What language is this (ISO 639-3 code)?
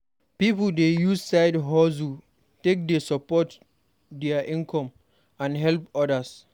pcm